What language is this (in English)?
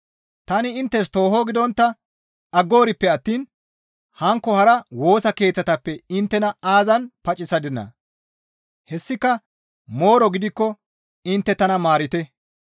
Gamo